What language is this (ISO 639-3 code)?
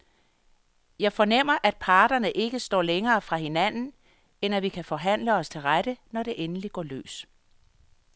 dan